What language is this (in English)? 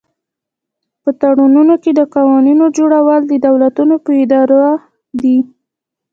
Pashto